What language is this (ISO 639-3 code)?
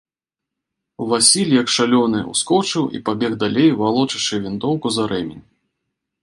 bel